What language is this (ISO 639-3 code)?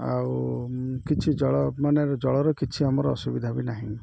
ori